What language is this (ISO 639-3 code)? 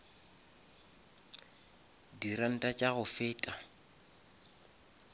nso